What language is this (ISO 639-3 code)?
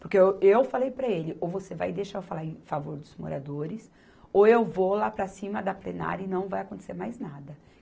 por